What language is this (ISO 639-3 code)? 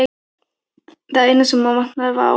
isl